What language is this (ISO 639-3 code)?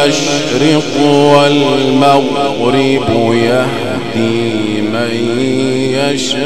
ara